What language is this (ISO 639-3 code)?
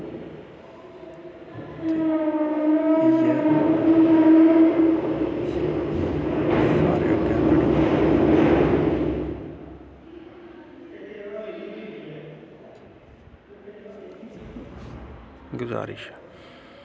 doi